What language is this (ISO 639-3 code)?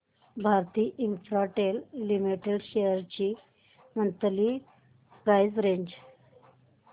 mar